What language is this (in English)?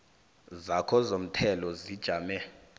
South Ndebele